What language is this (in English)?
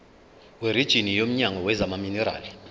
Zulu